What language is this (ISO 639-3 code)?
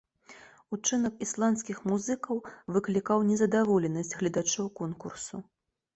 bel